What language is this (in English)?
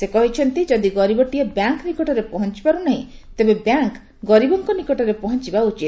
Odia